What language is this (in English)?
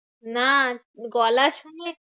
Bangla